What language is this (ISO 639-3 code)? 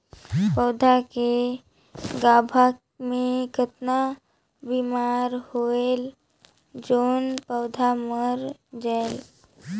hne